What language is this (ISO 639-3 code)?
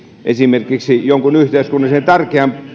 fin